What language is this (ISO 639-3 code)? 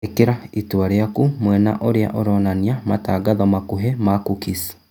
kik